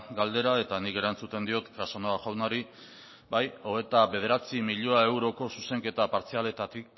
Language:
Basque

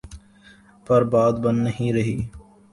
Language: Urdu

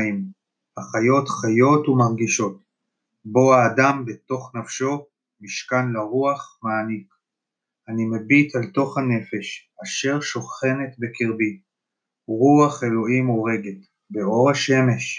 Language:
Hebrew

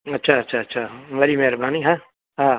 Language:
Sindhi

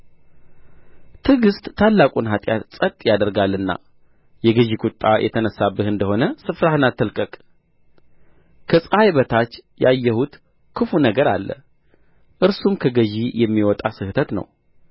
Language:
Amharic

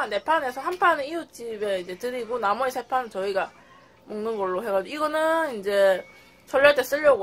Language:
Korean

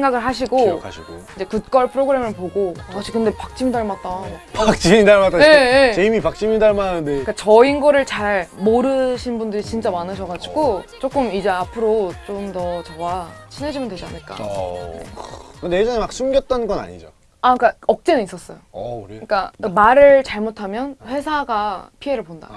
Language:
Korean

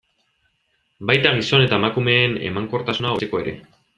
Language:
Basque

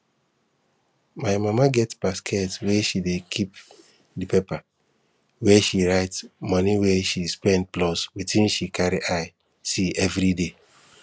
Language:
Nigerian Pidgin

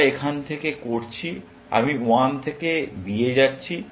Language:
Bangla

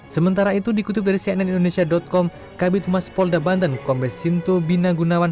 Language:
Indonesian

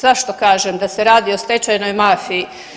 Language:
Croatian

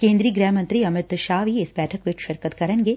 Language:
Punjabi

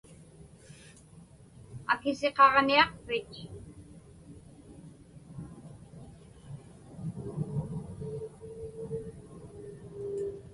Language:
Inupiaq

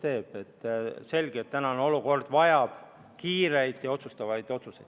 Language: Estonian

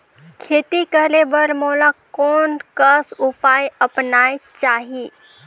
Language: Chhattisgarhi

